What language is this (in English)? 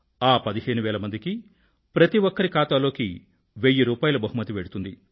Telugu